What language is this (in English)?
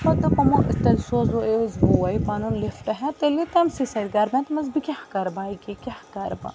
Kashmiri